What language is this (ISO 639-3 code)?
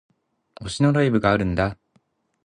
jpn